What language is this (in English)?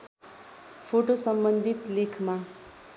Nepali